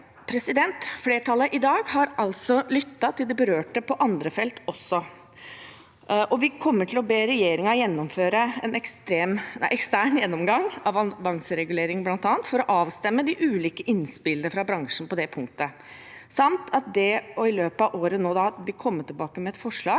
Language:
Norwegian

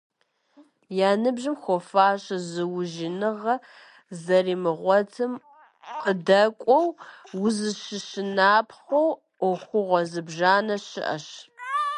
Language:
Kabardian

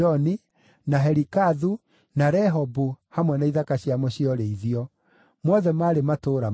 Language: Kikuyu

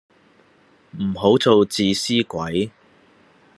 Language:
Cantonese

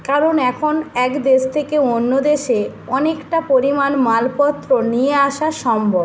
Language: Bangla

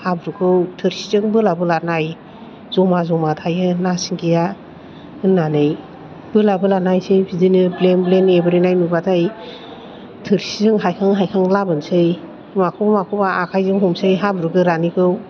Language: Bodo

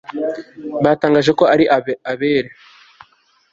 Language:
Kinyarwanda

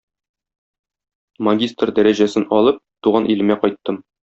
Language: Tatar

